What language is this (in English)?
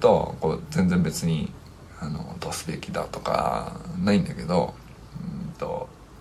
Japanese